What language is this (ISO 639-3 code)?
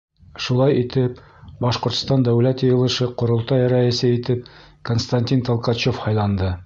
bak